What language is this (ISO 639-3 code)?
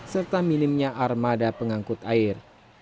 ind